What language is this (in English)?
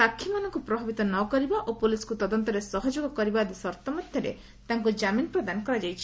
Odia